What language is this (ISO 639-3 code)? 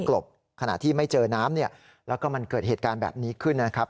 tha